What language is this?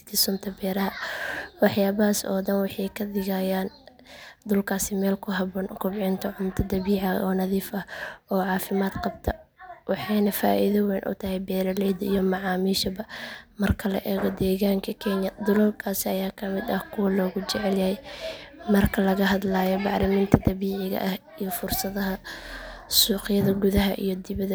Somali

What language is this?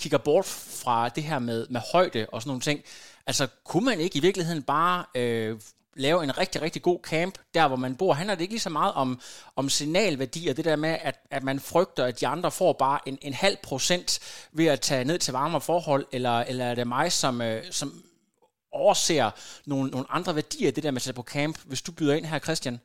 Danish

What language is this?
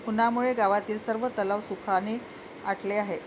Marathi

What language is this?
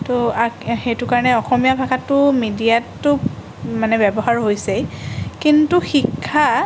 Assamese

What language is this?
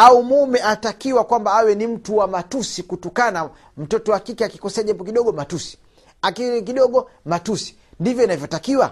Swahili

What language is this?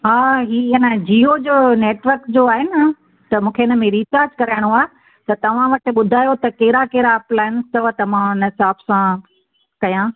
Sindhi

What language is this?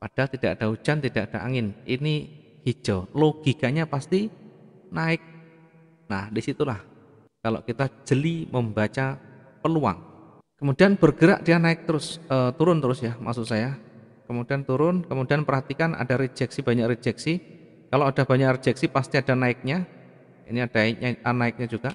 Indonesian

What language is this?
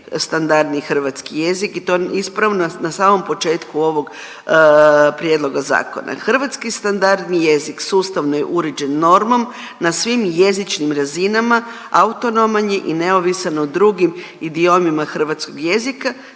Croatian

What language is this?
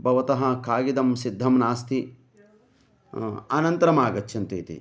Sanskrit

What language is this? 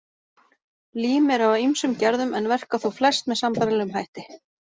Icelandic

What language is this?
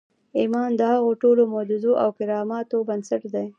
Pashto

